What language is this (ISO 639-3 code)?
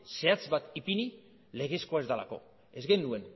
eus